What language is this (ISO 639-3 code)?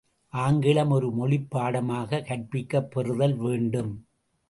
tam